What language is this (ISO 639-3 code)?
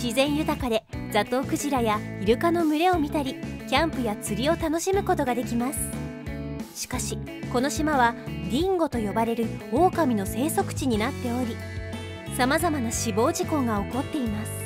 jpn